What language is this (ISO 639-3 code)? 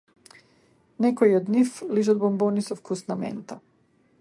mkd